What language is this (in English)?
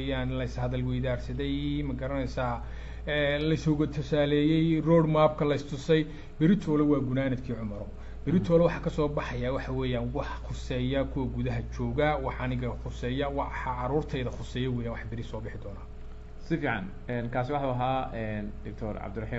Arabic